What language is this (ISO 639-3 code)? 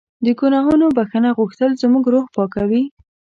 pus